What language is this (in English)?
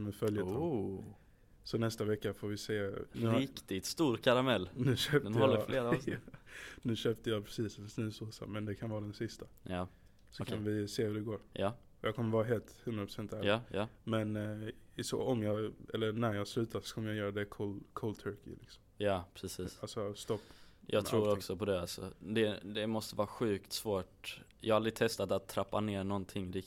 Swedish